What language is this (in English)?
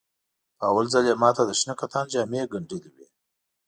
Pashto